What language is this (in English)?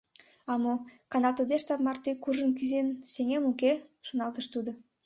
Mari